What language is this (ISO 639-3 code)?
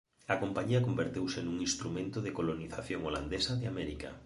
glg